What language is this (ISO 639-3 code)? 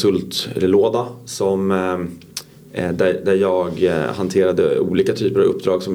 swe